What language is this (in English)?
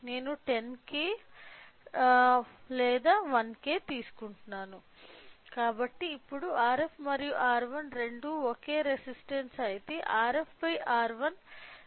Telugu